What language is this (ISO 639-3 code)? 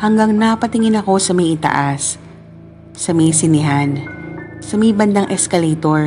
fil